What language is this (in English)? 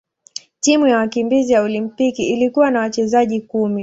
Swahili